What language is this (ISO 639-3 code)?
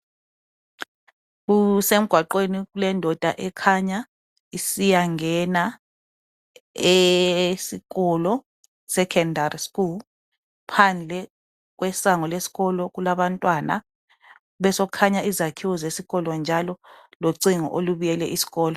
nde